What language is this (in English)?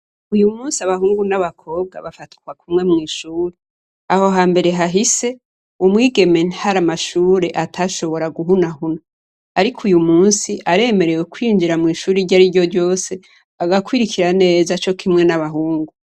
Rundi